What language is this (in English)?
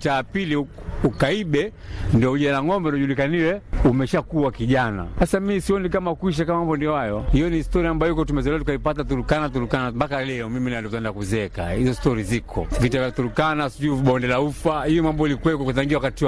Swahili